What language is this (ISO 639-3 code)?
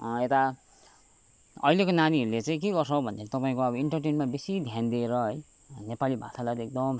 nep